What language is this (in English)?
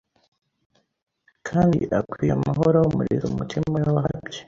Kinyarwanda